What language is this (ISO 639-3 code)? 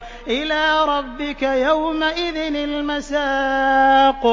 ara